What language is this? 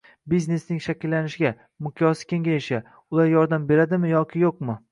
Uzbek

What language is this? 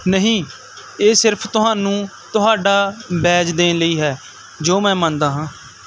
Punjabi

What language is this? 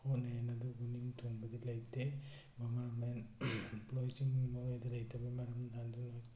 Manipuri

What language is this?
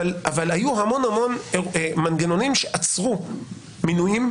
Hebrew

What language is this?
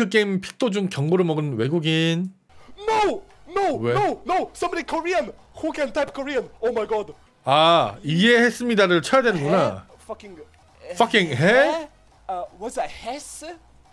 Korean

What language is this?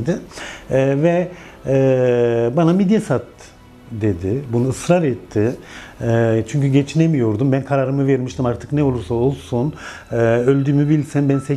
Turkish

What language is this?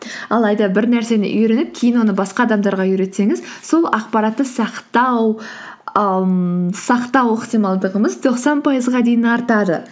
Kazakh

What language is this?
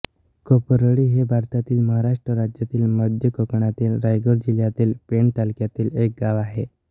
Marathi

